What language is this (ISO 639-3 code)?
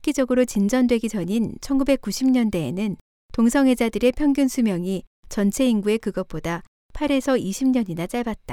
kor